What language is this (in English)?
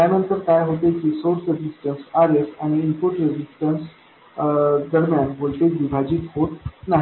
Marathi